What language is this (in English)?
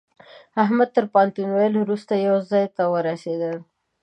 Pashto